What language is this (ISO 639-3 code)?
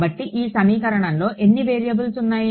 tel